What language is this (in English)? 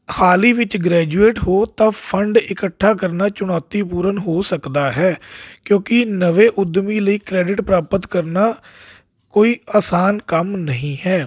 Punjabi